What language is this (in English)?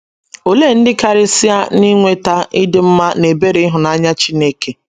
Igbo